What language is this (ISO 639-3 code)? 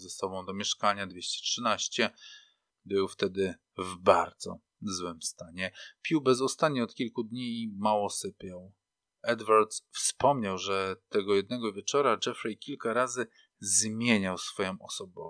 pol